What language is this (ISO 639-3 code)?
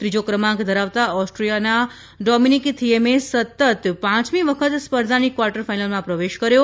guj